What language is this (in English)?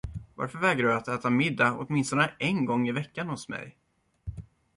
Swedish